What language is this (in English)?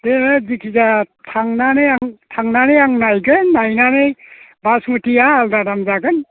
Bodo